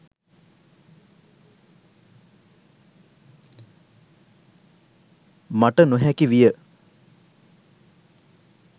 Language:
Sinhala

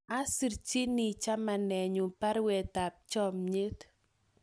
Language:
Kalenjin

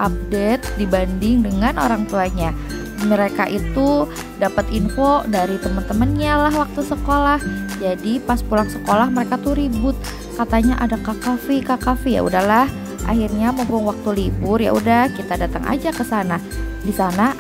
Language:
Indonesian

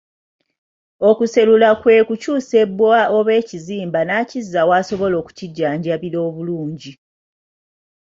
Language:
Ganda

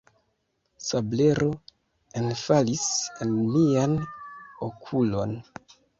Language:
Esperanto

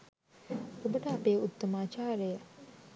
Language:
Sinhala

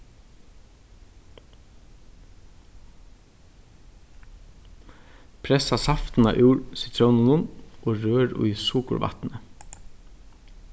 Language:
Faroese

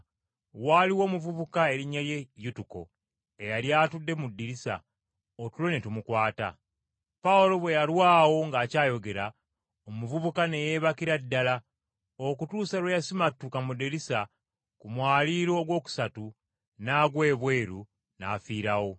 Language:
Ganda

